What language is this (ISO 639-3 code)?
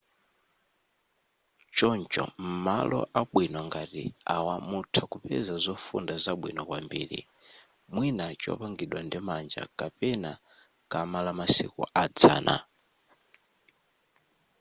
nya